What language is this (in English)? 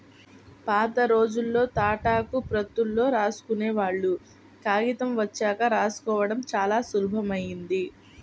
Telugu